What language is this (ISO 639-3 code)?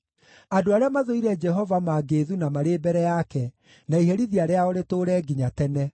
kik